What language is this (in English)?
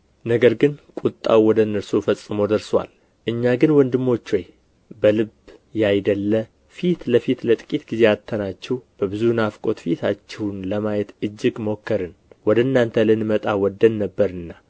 Amharic